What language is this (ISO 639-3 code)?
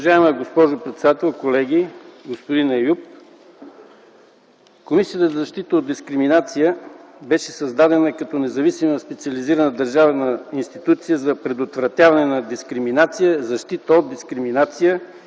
bul